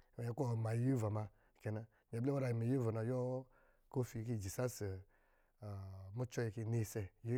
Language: Lijili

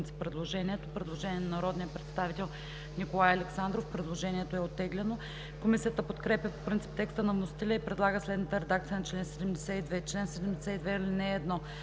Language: Bulgarian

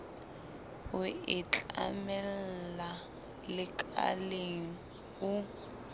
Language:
Southern Sotho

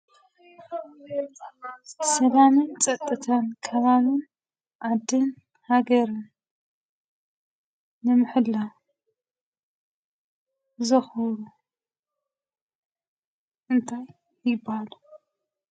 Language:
Tigrinya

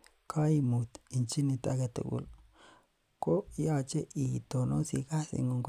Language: Kalenjin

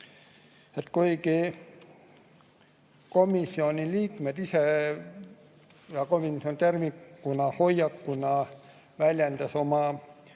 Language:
Estonian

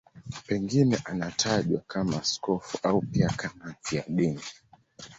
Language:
Swahili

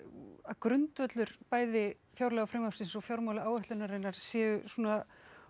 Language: Icelandic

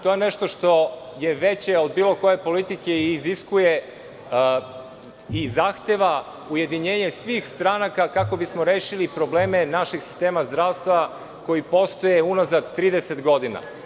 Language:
Serbian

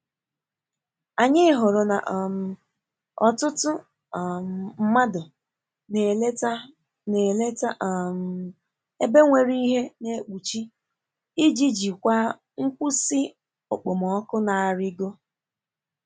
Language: Igbo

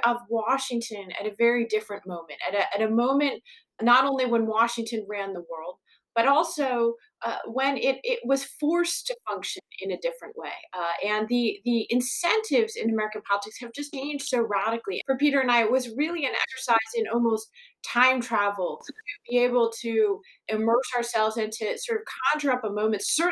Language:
English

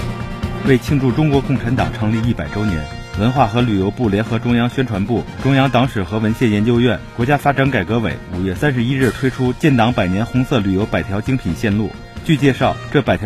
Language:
Chinese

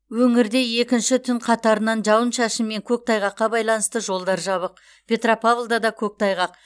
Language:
Kazakh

